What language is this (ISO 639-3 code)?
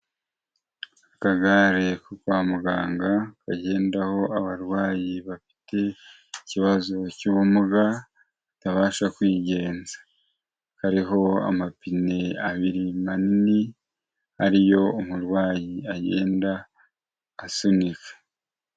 kin